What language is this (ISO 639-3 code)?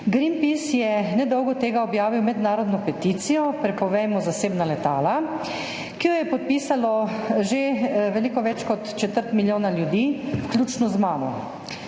slv